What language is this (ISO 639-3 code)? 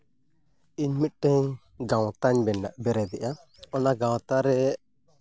sat